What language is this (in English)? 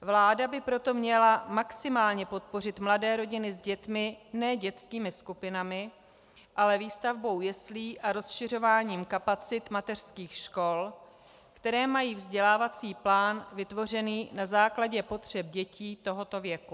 Czech